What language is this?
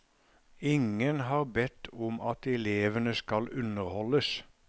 Norwegian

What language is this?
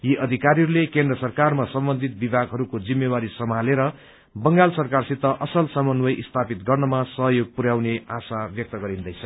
Nepali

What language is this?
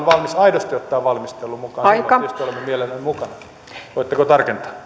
Finnish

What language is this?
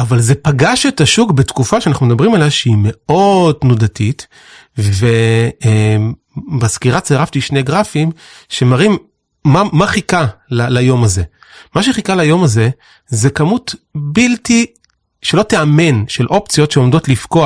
Hebrew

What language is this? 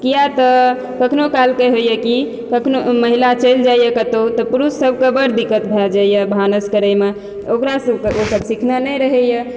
Maithili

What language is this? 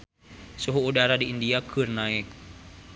Sundanese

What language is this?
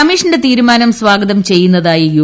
Malayalam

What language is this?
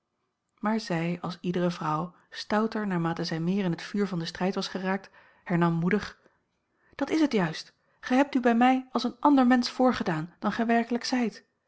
Dutch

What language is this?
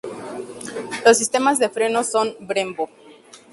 Spanish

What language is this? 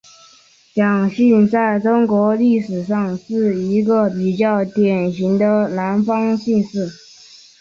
Chinese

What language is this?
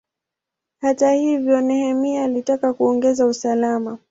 Swahili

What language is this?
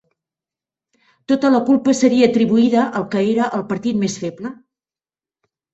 Catalan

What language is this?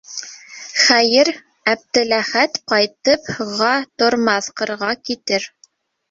Bashkir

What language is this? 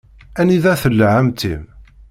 Kabyle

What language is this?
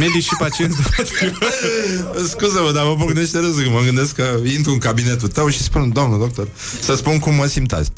Romanian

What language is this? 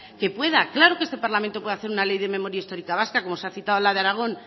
Spanish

